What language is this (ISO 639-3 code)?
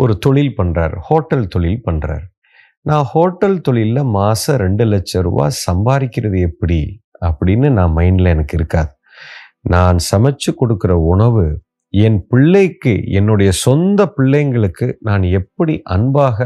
tam